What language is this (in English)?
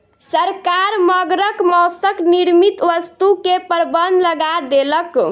Maithili